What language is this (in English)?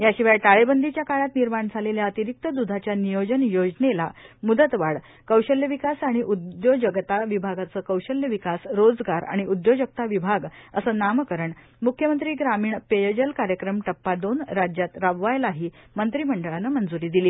Marathi